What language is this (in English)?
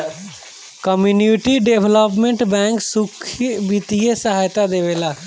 Bhojpuri